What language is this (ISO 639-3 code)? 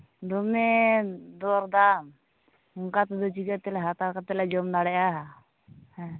sat